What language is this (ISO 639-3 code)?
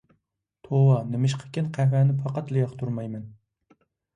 uig